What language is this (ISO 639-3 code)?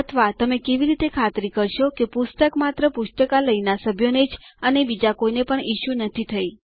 guj